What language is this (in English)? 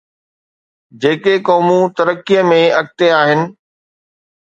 Sindhi